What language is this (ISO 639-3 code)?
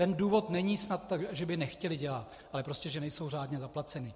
ces